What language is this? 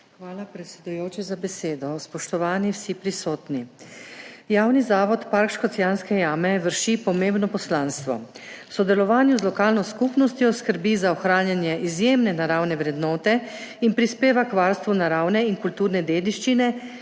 Slovenian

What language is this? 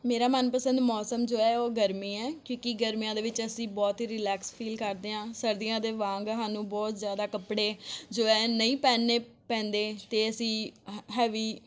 Punjabi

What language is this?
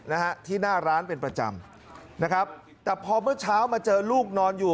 Thai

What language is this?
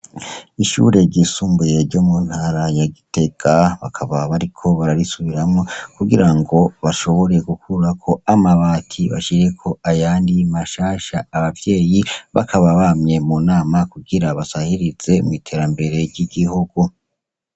Rundi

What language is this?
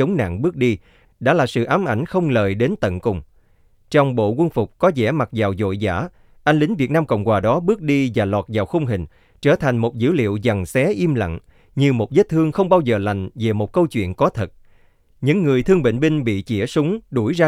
Vietnamese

